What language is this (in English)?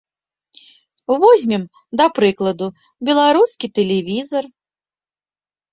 Belarusian